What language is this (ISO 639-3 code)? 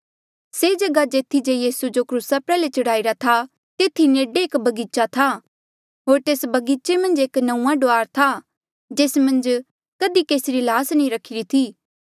mjl